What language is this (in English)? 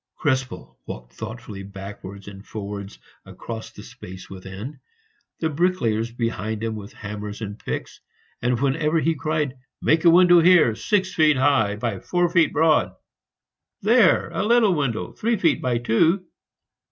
English